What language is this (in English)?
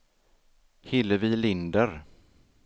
Swedish